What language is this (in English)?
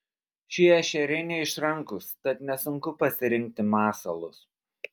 Lithuanian